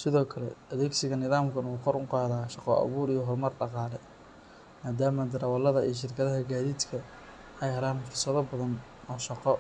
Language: Somali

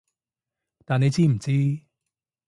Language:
Cantonese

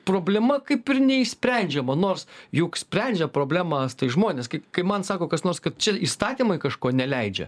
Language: Lithuanian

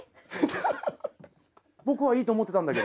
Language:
Japanese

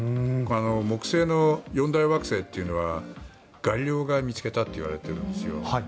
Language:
Japanese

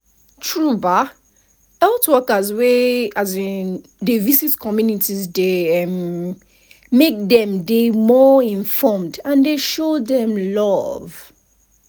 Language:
Nigerian Pidgin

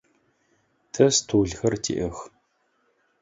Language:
Adyghe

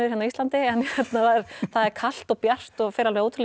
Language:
Icelandic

